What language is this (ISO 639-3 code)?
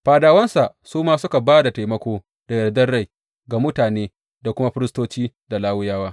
hau